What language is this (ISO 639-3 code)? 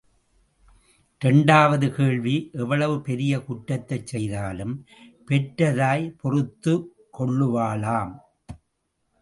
tam